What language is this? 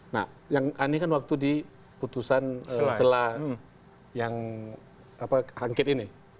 Indonesian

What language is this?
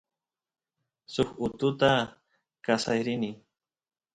Santiago del Estero Quichua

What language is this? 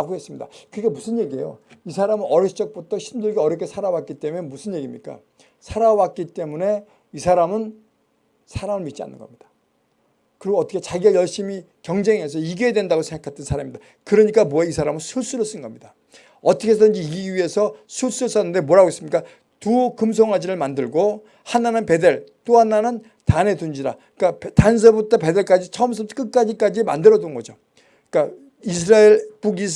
Korean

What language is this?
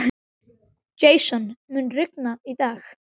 Icelandic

